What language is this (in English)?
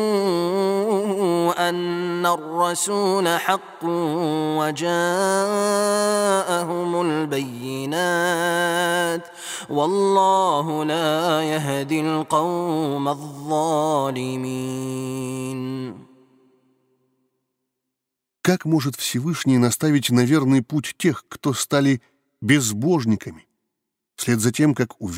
Russian